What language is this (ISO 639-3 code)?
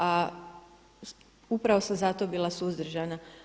hrv